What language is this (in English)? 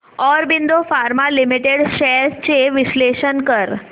Marathi